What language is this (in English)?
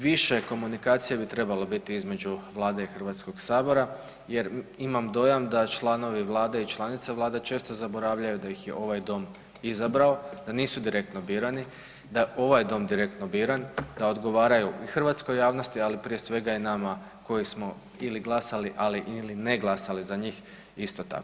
Croatian